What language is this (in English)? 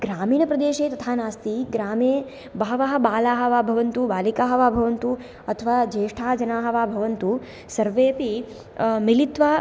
Sanskrit